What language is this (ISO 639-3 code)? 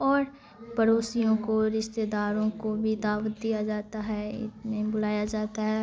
urd